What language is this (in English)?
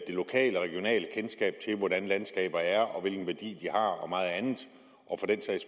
Danish